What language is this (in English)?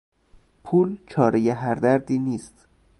Persian